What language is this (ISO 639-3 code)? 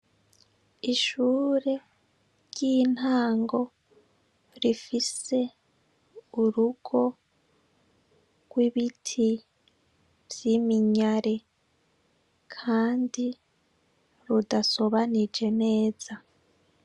run